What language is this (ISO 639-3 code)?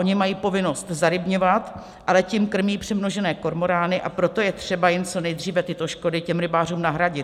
ces